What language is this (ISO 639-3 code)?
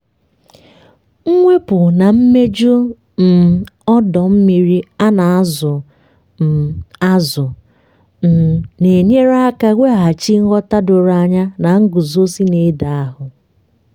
ibo